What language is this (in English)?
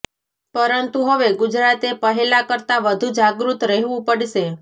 Gujarati